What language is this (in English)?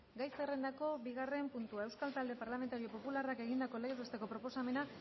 Basque